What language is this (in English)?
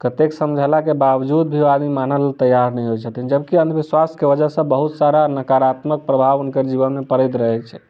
Maithili